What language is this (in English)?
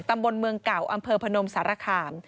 Thai